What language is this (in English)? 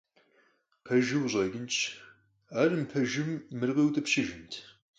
Kabardian